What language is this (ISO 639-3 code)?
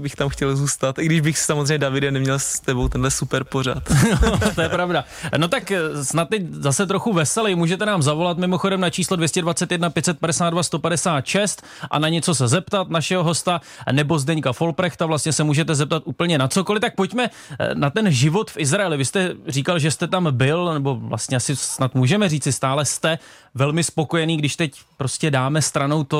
ces